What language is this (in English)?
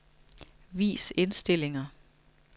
Danish